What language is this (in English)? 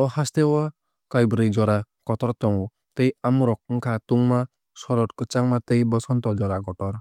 Kok Borok